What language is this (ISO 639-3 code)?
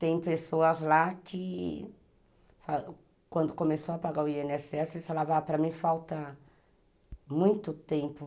por